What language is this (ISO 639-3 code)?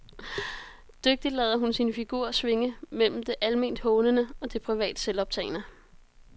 dan